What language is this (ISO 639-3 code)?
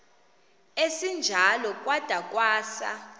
xho